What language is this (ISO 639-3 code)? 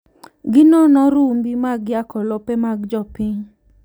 luo